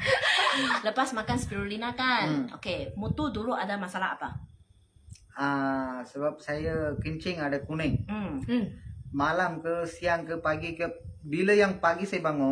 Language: Malay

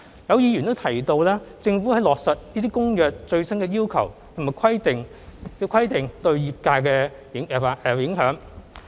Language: Cantonese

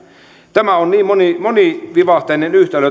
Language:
Finnish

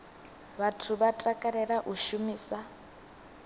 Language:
Venda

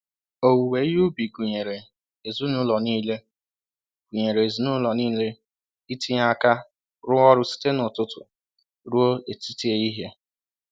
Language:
Igbo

